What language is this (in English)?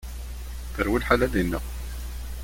Kabyle